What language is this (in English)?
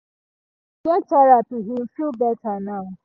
Nigerian Pidgin